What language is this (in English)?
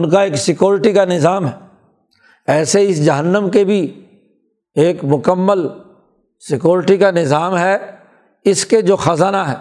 Urdu